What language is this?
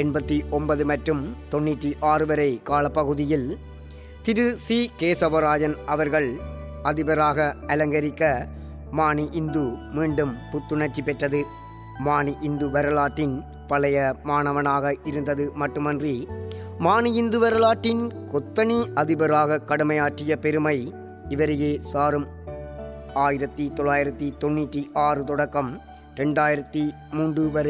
Tamil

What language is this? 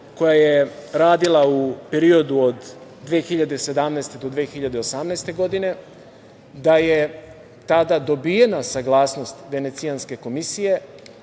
Serbian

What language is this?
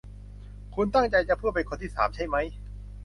Thai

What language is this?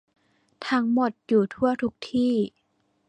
Thai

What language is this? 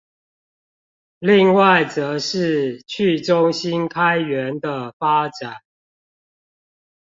Chinese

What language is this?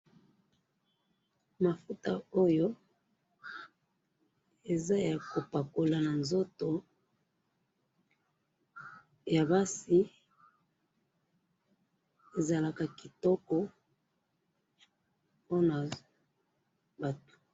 Lingala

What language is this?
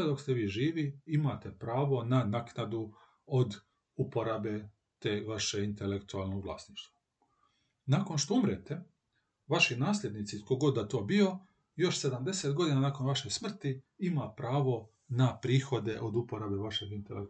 Croatian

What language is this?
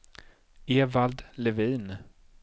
Swedish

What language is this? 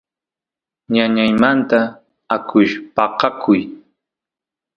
Santiago del Estero Quichua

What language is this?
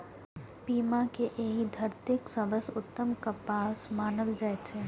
Maithili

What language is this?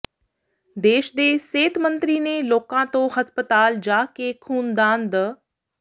Punjabi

